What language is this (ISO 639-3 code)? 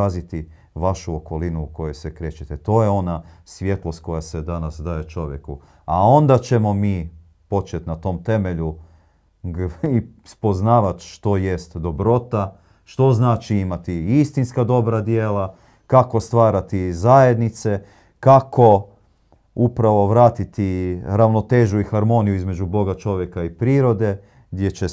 hrv